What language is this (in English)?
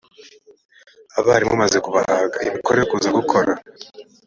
Kinyarwanda